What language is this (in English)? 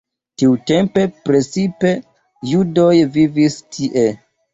Esperanto